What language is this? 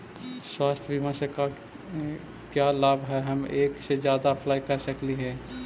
Magahi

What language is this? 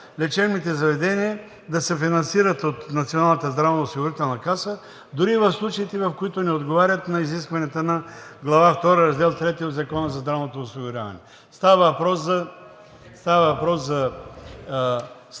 Bulgarian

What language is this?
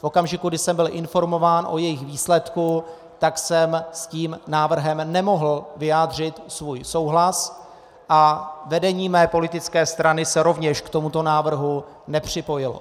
Czech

